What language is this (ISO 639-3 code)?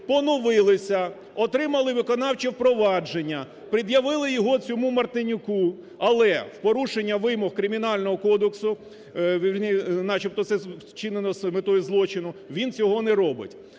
ukr